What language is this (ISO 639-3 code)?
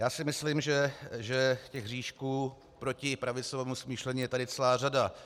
ces